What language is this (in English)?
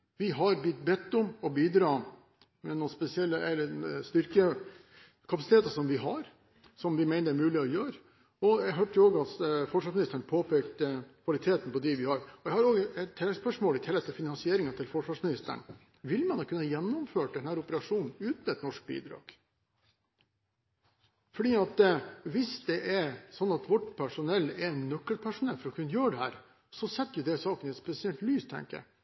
Norwegian Bokmål